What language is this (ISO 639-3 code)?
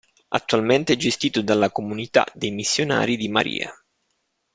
ita